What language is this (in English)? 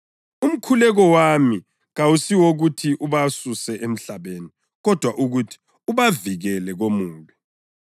North Ndebele